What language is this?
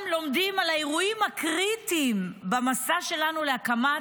Hebrew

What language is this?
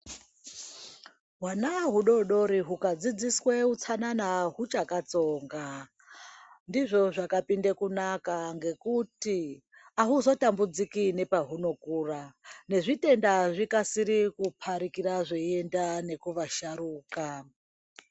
Ndau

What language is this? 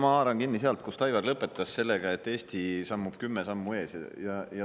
Estonian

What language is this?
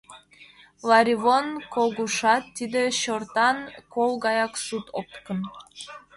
Mari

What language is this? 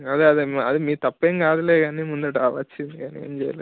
Telugu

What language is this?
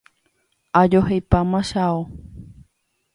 Guarani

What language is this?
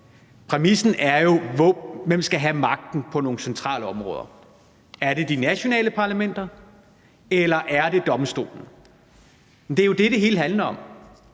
Danish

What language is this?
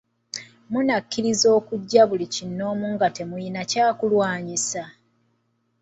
Ganda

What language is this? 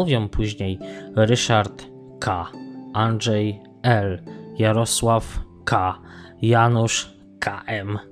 Polish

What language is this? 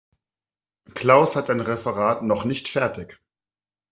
German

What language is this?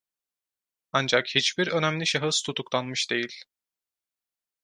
Turkish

